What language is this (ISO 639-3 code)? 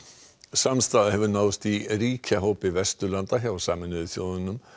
isl